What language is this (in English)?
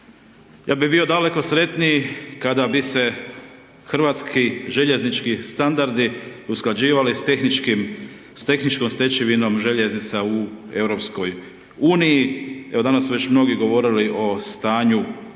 Croatian